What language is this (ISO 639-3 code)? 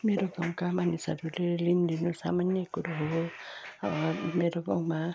nep